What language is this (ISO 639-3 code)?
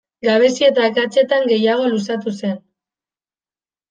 eus